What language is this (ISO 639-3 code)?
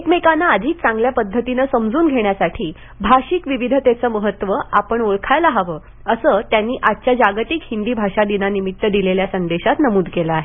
mar